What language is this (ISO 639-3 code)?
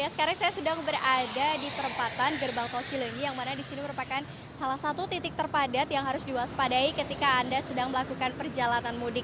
ind